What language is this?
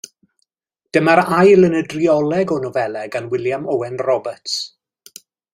Welsh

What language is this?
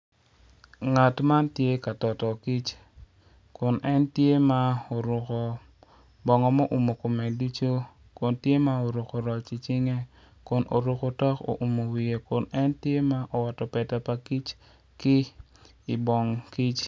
Acoli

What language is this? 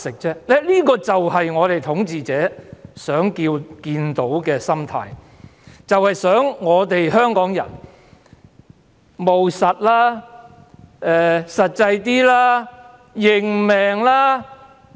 Cantonese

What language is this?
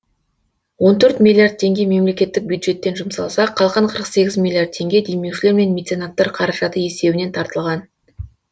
Kazakh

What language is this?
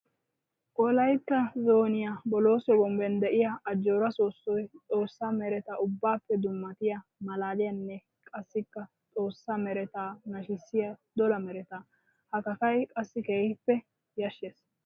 Wolaytta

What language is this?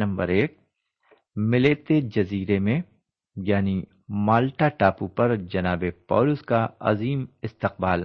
Urdu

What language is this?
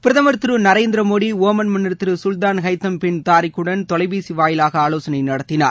Tamil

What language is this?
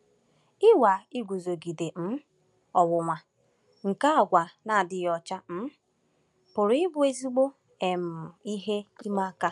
Igbo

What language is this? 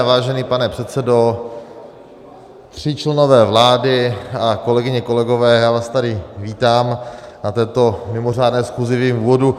Czech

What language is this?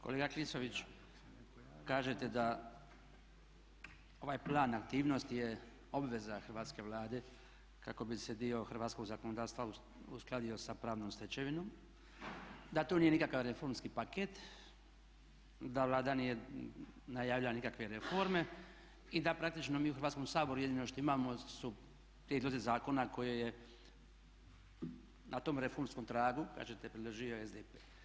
Croatian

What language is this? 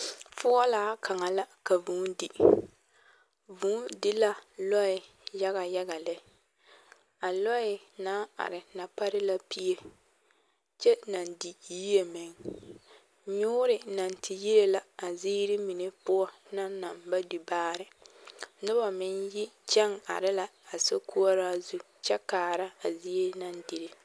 Southern Dagaare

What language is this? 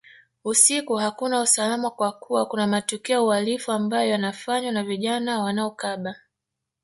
Swahili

